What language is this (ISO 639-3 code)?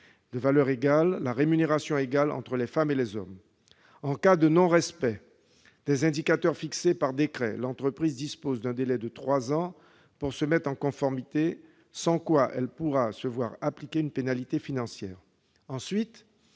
fra